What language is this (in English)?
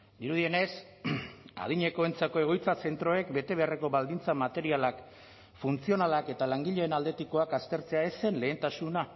Basque